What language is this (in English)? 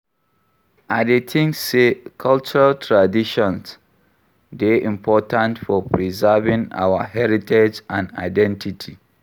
Nigerian Pidgin